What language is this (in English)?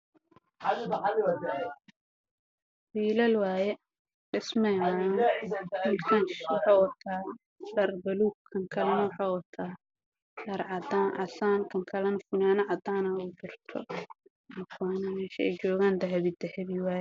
Somali